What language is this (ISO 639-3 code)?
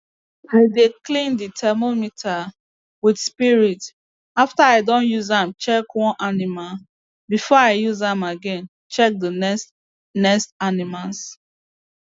pcm